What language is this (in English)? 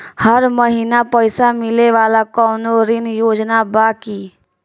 Bhojpuri